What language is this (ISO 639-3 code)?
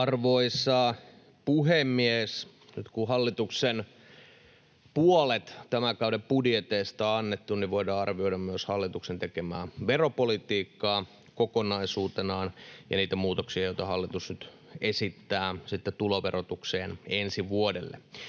fin